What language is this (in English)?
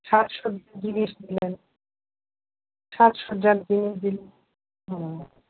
Bangla